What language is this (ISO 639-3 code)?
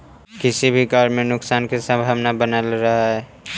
mag